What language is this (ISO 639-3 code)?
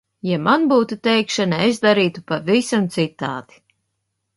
lav